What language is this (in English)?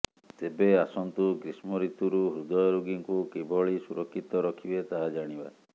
Odia